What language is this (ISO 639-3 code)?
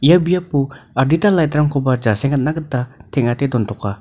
grt